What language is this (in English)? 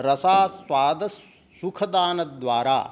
Sanskrit